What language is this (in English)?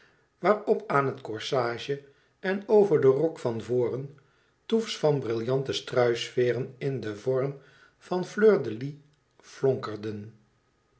Dutch